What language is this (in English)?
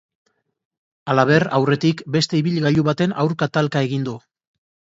Basque